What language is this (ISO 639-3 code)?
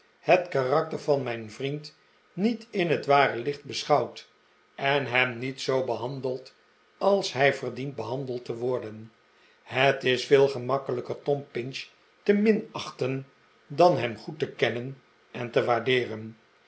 nld